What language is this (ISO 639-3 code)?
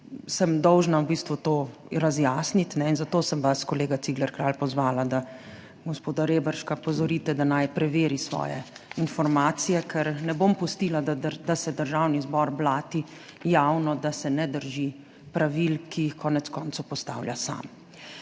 slv